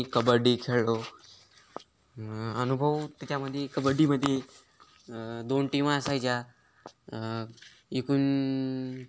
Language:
Marathi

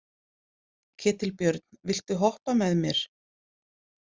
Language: Icelandic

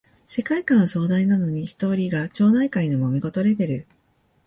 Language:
Japanese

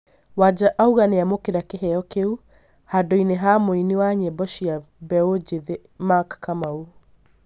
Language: Kikuyu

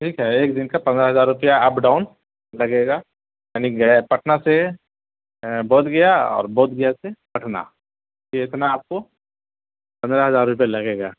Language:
Urdu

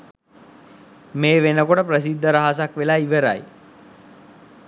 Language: Sinhala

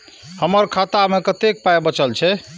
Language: Maithili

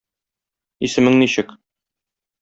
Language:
Tatar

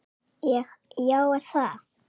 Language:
Icelandic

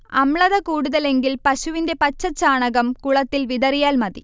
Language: Malayalam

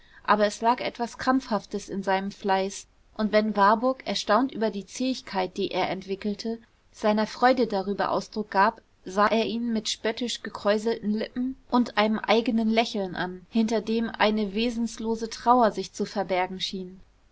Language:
German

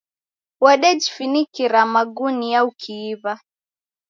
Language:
Taita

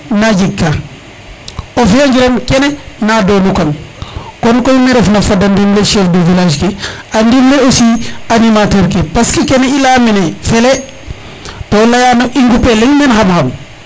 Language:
Serer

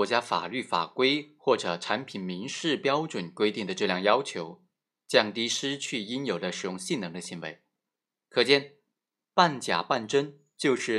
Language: Chinese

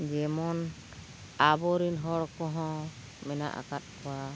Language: Santali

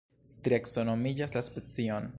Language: Esperanto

